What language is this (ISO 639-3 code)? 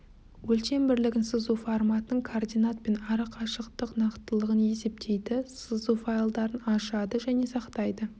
kaz